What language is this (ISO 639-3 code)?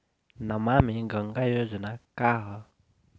bho